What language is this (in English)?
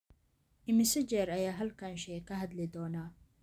Somali